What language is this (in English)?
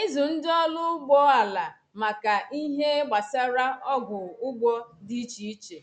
Igbo